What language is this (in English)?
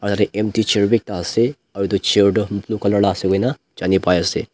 Naga Pidgin